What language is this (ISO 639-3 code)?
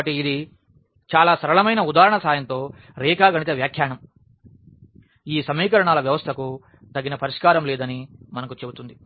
tel